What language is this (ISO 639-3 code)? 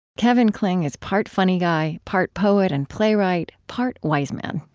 eng